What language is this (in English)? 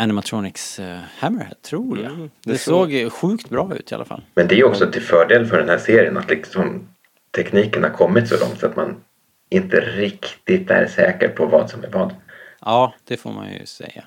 Swedish